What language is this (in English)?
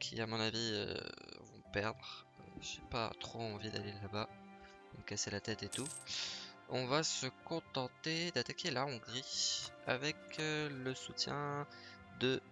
French